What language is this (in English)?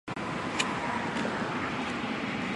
Chinese